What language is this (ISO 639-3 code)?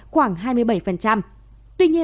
vie